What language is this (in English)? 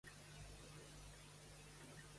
Catalan